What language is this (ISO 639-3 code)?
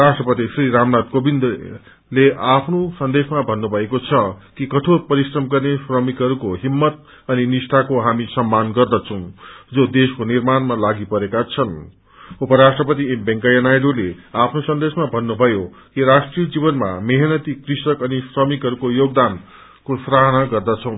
nep